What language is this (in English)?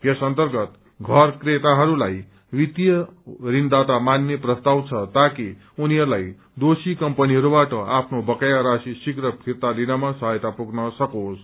Nepali